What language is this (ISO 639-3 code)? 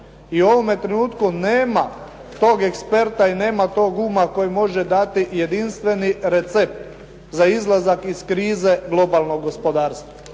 hrv